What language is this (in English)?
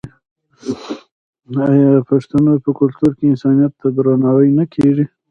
Pashto